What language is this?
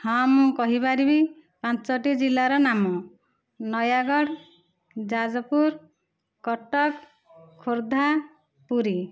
Odia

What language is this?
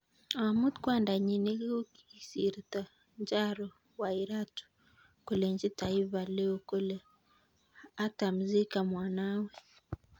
Kalenjin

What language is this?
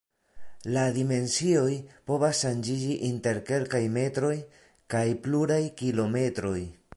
Esperanto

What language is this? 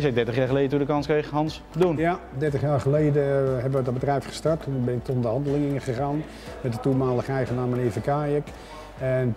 Dutch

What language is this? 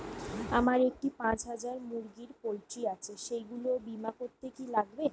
Bangla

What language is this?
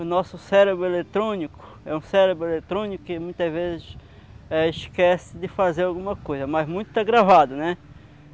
Portuguese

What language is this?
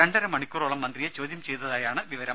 Malayalam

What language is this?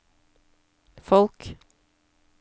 Norwegian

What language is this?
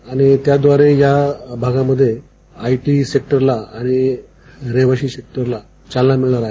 Marathi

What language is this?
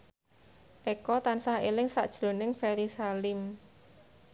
Javanese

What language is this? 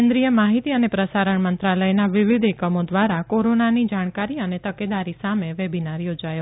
Gujarati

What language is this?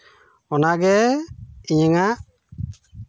Santali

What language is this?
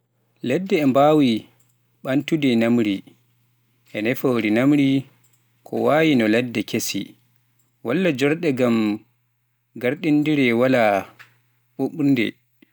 Pular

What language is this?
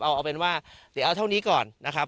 Thai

